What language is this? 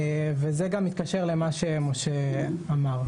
Hebrew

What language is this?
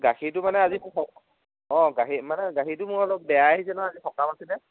Assamese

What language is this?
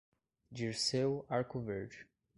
Portuguese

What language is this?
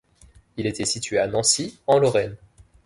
French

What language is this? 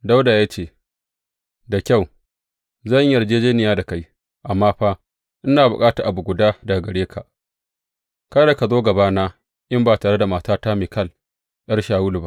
Hausa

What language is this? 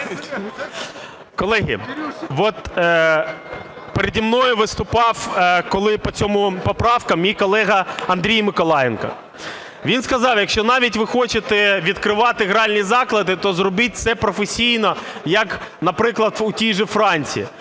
Ukrainian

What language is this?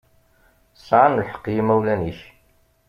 Kabyle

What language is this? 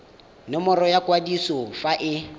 Tswana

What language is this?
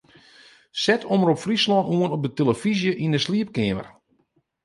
Western Frisian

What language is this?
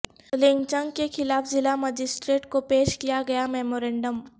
Urdu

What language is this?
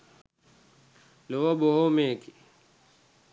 Sinhala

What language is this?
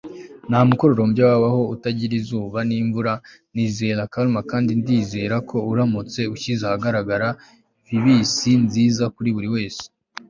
Kinyarwanda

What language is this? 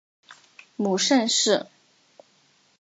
Chinese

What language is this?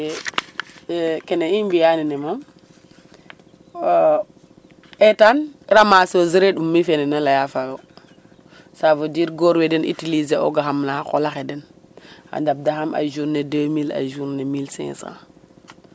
Serer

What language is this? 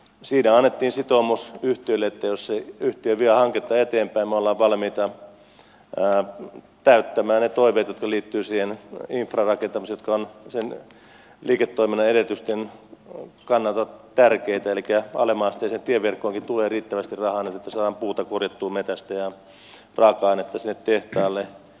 Finnish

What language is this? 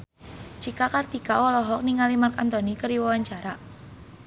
Sundanese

